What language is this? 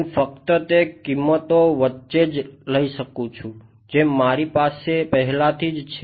Gujarati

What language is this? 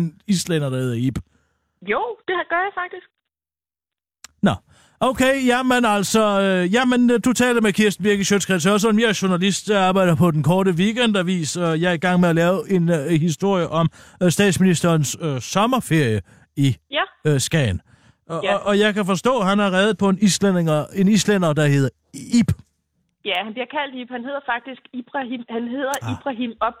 Danish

